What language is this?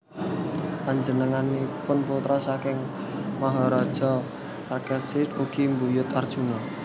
Javanese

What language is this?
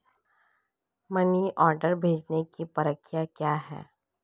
Hindi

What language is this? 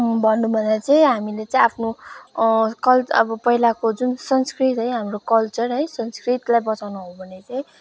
Nepali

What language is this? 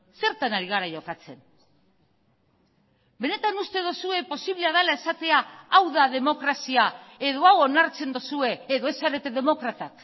Basque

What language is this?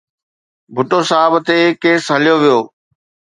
Sindhi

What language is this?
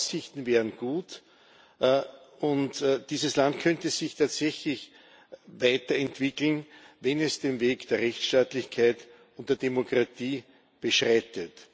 German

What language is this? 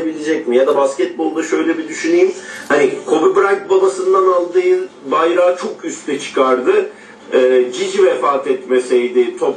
Turkish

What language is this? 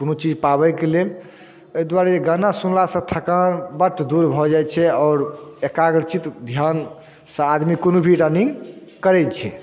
Maithili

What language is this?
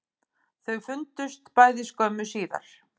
Icelandic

